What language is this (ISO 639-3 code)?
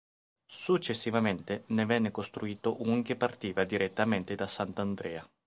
ita